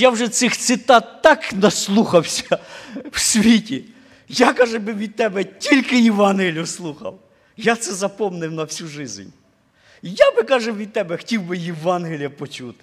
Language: Ukrainian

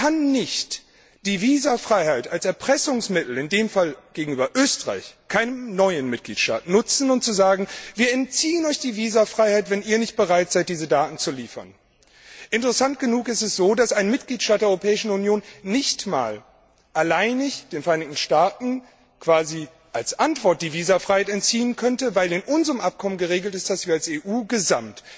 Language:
German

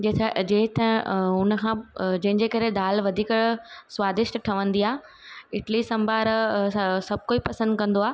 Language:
Sindhi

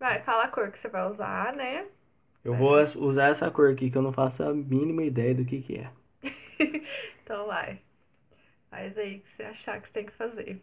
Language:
Portuguese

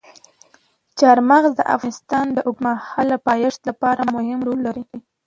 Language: Pashto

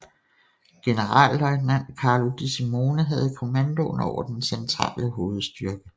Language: Danish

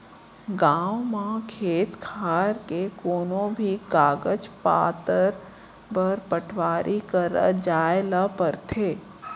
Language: Chhattisgarhi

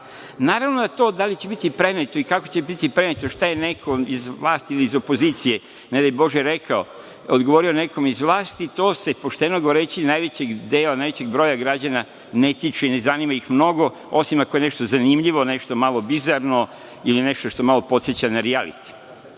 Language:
Serbian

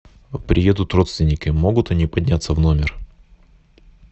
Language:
Russian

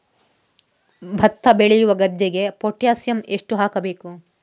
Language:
Kannada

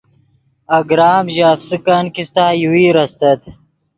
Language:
Yidgha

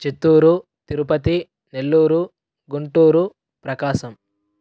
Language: Telugu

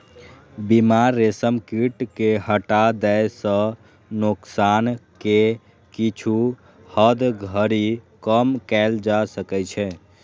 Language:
Maithili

